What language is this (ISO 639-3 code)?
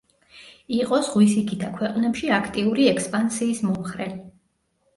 kat